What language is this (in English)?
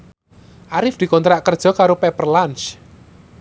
Javanese